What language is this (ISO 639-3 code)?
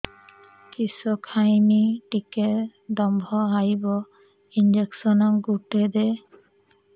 ori